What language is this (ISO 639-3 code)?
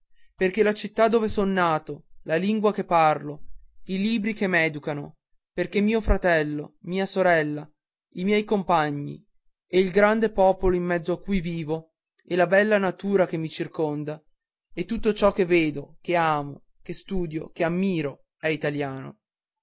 ita